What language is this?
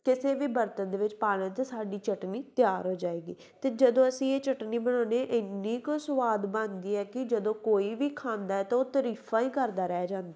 Punjabi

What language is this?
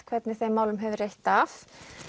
Icelandic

